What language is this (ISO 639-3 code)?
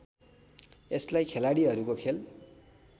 nep